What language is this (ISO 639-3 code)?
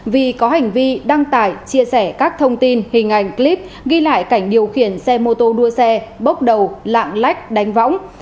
vie